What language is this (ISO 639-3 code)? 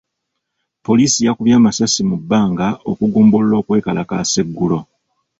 lug